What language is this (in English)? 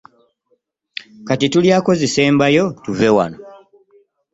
Ganda